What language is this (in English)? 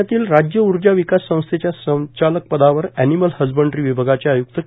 Marathi